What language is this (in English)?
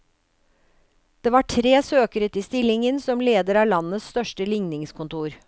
Norwegian